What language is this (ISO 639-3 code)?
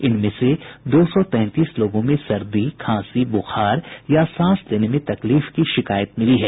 hin